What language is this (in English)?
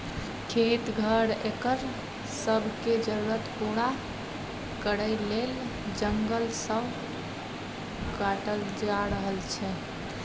Maithili